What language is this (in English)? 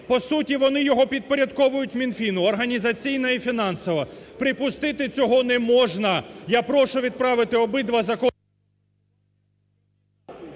Ukrainian